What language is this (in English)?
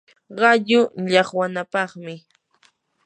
Yanahuanca Pasco Quechua